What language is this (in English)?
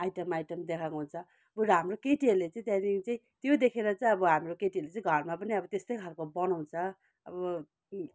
Nepali